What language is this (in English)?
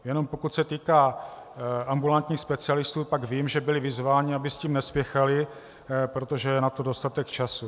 Czech